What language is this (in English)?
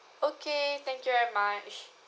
English